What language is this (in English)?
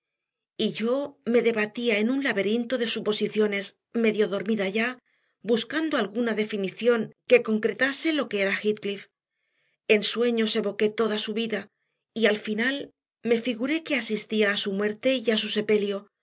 Spanish